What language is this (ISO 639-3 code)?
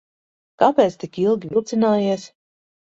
lav